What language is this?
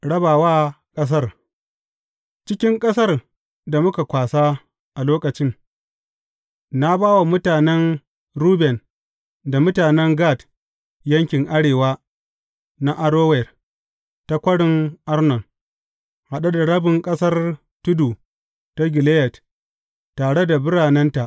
Hausa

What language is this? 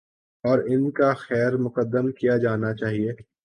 Urdu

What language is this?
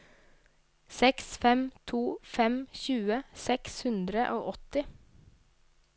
Norwegian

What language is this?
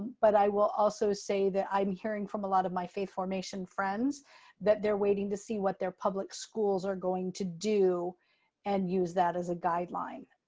English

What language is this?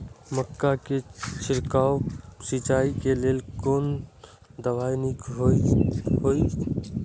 Maithili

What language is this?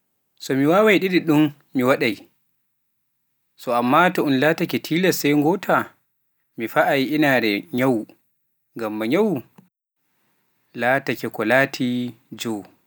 Pular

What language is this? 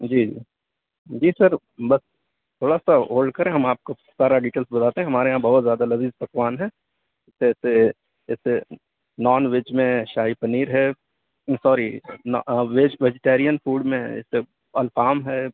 Urdu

